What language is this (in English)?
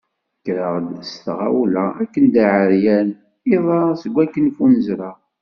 Kabyle